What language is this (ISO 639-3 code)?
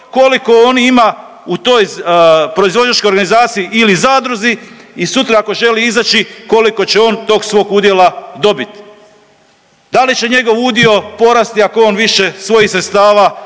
hrv